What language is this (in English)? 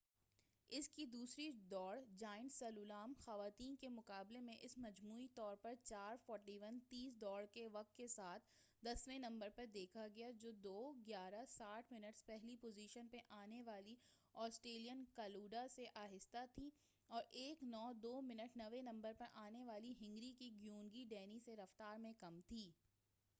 Urdu